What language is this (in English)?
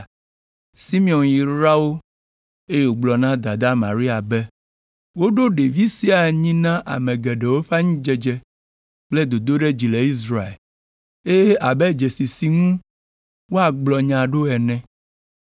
Ewe